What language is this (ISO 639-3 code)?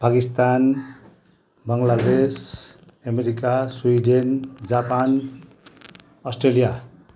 nep